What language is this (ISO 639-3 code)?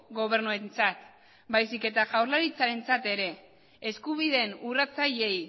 eus